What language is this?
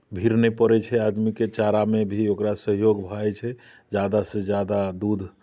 Maithili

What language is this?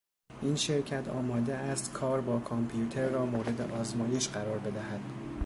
Persian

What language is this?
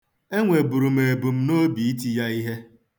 Igbo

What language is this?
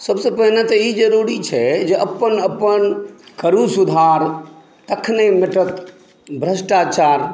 Maithili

